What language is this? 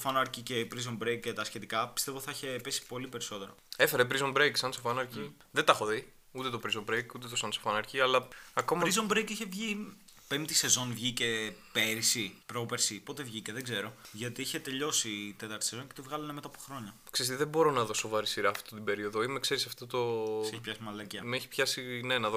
Greek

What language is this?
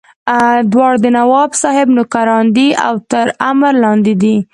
Pashto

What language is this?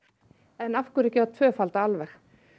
Icelandic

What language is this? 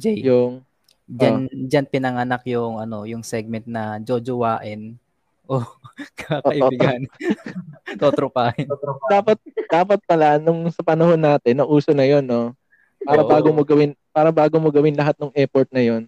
Filipino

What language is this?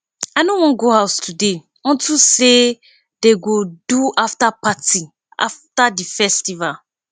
Nigerian Pidgin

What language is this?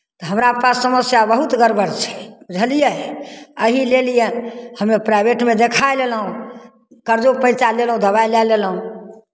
Maithili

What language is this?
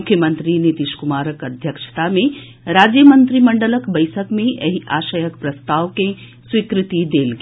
Maithili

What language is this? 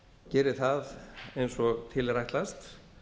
Icelandic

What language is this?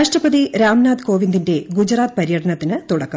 Malayalam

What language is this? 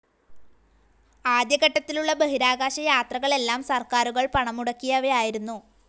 Malayalam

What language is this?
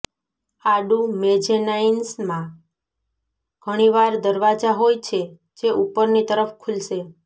Gujarati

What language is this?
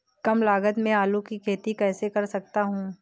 Hindi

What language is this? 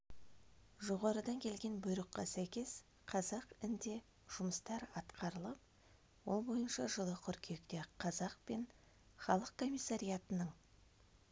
Kazakh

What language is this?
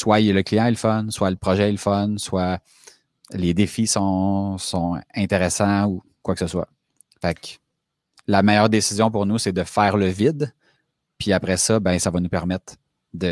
French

